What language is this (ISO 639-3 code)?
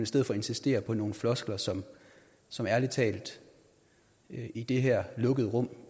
dan